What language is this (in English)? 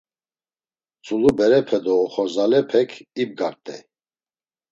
Laz